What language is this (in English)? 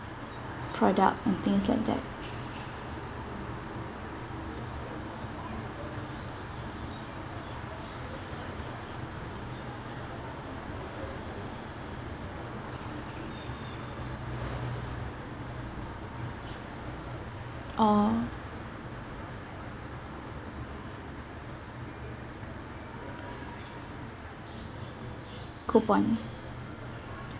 English